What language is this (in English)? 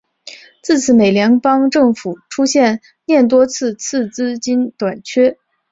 Chinese